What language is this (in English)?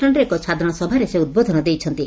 Odia